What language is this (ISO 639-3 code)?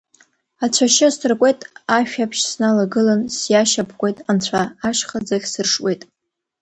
abk